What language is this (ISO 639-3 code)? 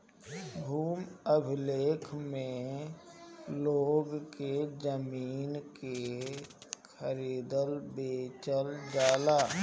bho